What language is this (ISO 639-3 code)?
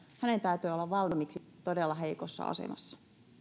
fin